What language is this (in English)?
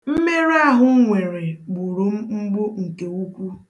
Igbo